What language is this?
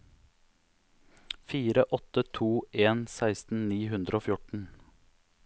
Norwegian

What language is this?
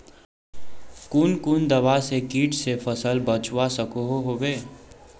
Magahi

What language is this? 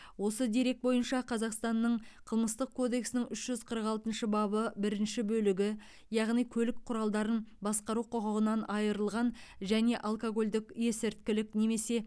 Kazakh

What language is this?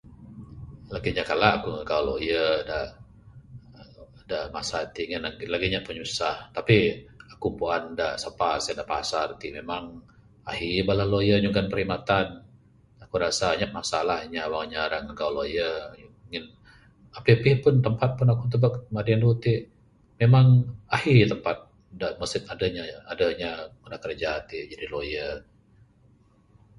Bukar-Sadung Bidayuh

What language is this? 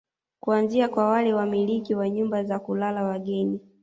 Swahili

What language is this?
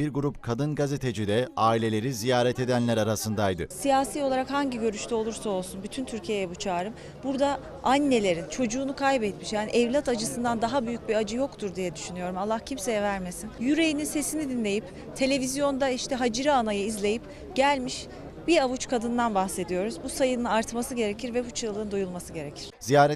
Turkish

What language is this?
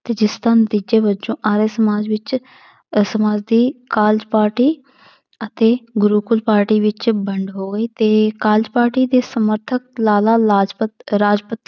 Punjabi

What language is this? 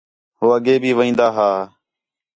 Khetrani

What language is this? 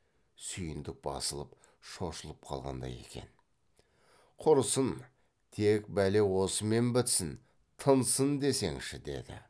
Kazakh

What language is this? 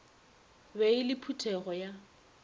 Northern Sotho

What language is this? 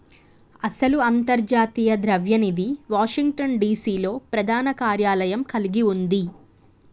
Telugu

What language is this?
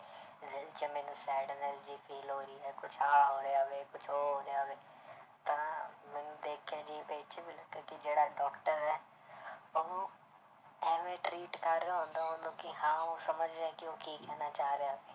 Punjabi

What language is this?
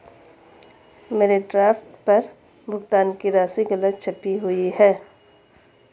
Hindi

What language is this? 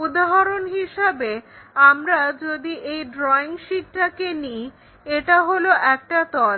Bangla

